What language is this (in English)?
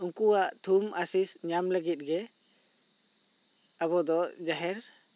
Santali